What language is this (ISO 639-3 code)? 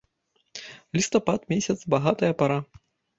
bel